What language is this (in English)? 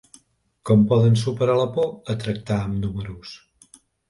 Catalan